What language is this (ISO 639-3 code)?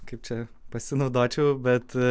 lit